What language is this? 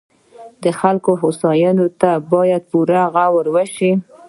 Pashto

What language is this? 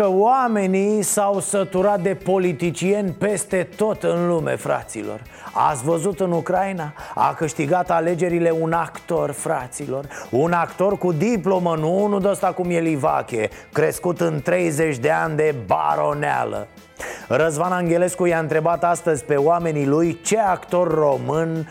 Romanian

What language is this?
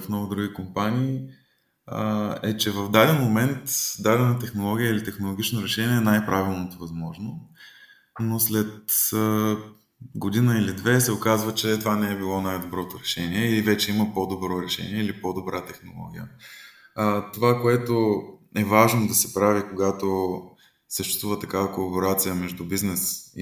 Bulgarian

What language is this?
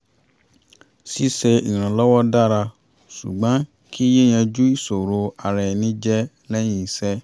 Yoruba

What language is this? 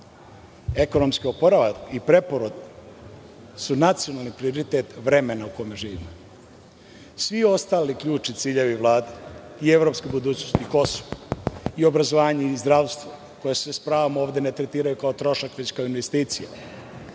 Serbian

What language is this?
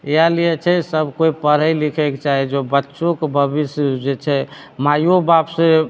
Maithili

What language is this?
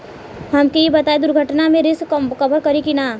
Bhojpuri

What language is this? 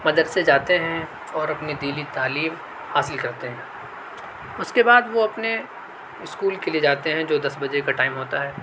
Urdu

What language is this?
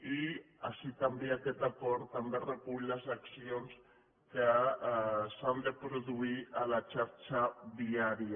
Catalan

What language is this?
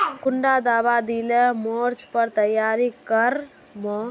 Magahi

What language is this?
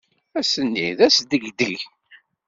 Kabyle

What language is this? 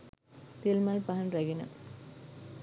Sinhala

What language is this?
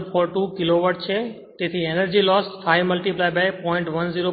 Gujarati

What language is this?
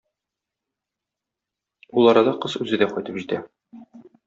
Tatar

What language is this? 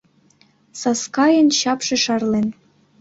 Mari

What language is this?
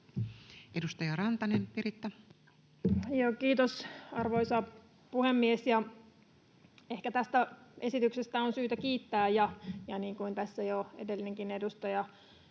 Finnish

